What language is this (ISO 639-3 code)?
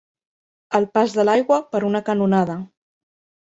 cat